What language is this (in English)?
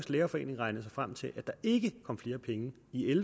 Danish